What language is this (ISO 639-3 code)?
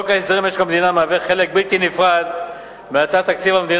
heb